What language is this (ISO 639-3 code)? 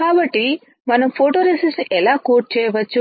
tel